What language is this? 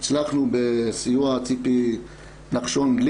Hebrew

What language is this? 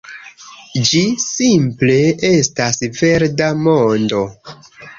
Esperanto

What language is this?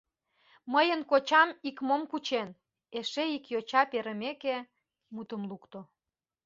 Mari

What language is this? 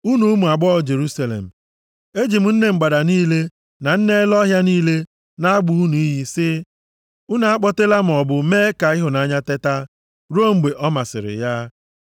Igbo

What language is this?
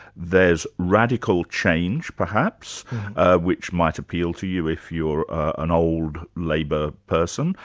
English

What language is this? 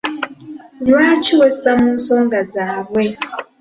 Ganda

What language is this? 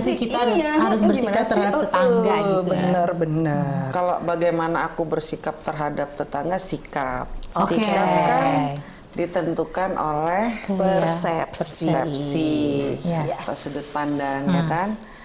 Indonesian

